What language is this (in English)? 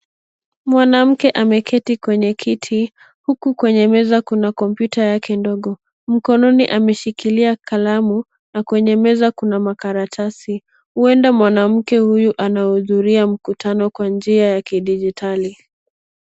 Swahili